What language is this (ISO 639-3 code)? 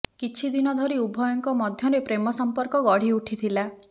ori